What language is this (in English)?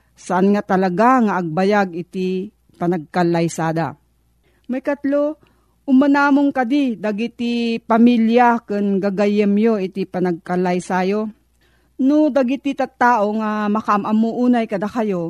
Filipino